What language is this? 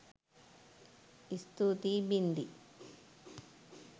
Sinhala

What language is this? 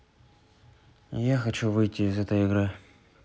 Russian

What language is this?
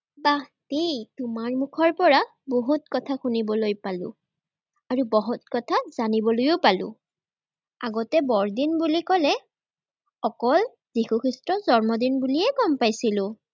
Assamese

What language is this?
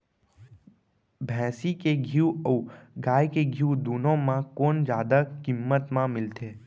Chhattisgarhi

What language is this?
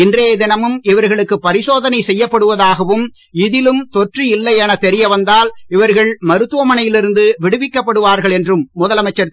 Tamil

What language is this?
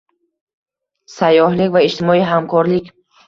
Uzbek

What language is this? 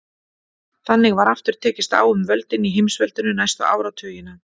Icelandic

